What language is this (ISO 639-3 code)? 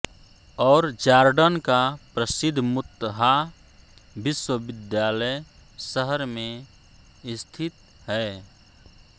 hin